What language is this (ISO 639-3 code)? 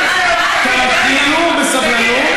heb